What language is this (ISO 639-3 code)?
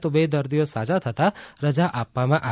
guj